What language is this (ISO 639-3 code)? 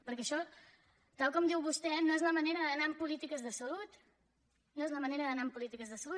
cat